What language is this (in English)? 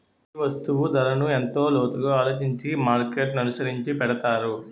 Telugu